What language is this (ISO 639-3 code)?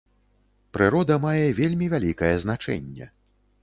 bel